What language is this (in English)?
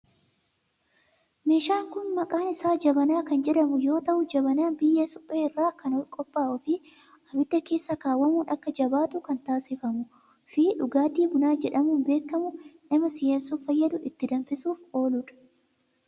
Oromo